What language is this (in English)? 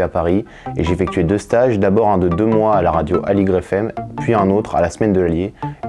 French